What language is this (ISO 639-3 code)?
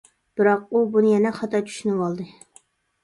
uig